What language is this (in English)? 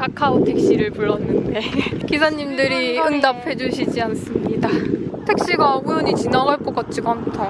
Korean